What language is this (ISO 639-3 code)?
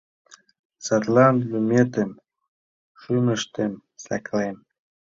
chm